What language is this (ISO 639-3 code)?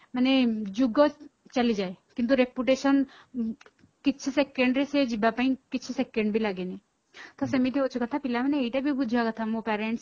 ori